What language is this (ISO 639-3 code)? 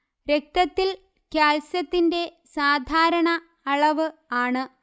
mal